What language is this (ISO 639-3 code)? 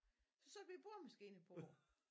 dan